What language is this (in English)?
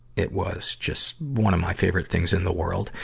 English